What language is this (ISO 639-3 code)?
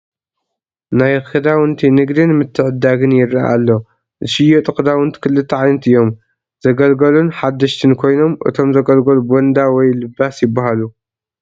tir